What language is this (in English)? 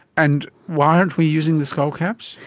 English